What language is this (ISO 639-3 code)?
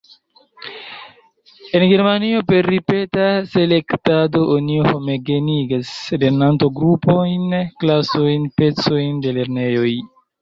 epo